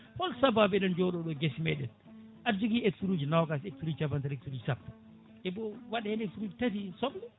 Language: Fula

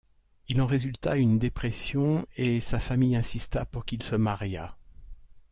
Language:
French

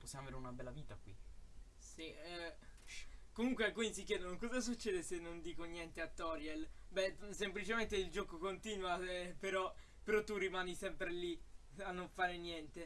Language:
Italian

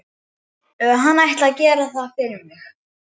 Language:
Icelandic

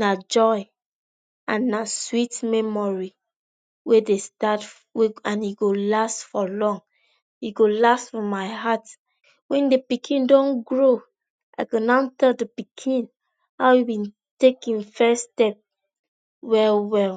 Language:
Nigerian Pidgin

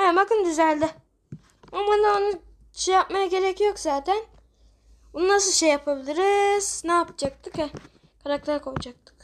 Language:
Turkish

